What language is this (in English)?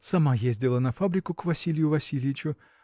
Russian